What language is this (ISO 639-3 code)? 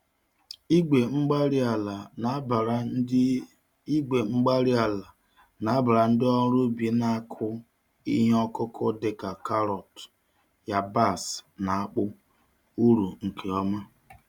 ibo